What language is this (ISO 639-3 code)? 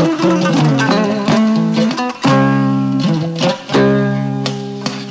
ful